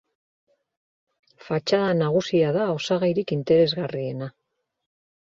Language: Basque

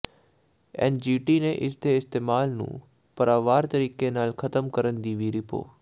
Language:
Punjabi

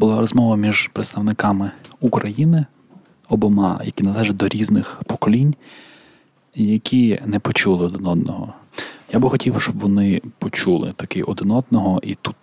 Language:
Ukrainian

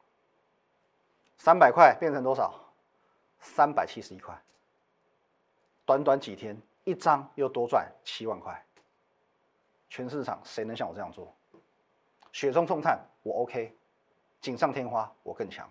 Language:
Chinese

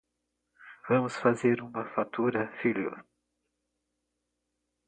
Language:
Portuguese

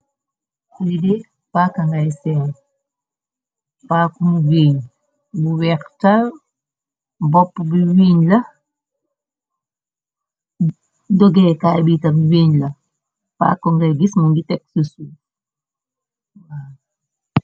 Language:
Wolof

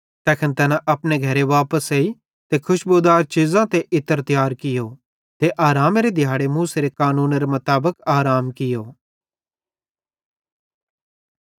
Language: Bhadrawahi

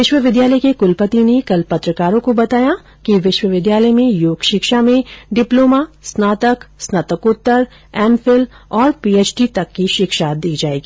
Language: Hindi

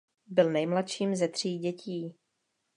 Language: Czech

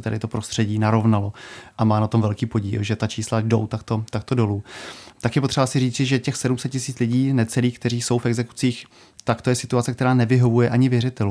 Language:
Czech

